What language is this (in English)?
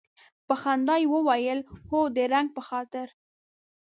Pashto